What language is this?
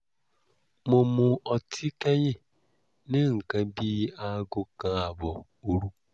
Yoruba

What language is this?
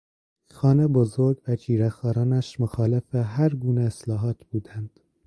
Persian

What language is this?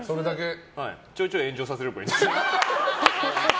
Japanese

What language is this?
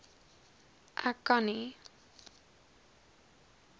Afrikaans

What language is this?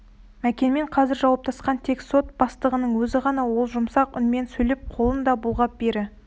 Kazakh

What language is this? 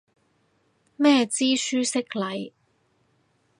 Cantonese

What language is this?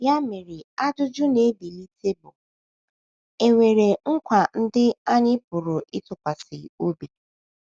Igbo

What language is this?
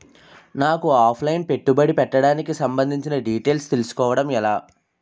Telugu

